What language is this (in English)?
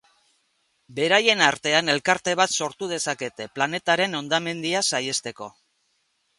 Basque